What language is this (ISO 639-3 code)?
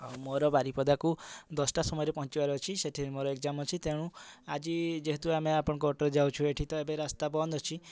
ori